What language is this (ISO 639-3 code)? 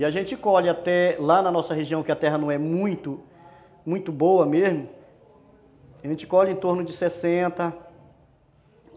por